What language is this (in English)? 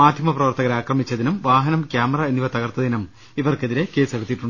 Malayalam